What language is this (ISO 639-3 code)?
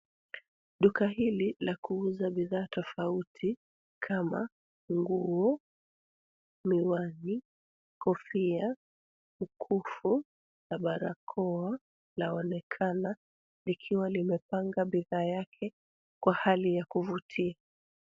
swa